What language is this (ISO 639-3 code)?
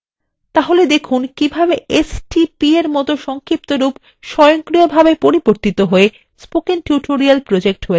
ben